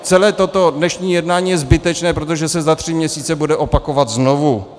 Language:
Czech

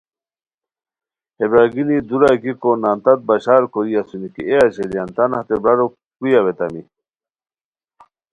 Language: Khowar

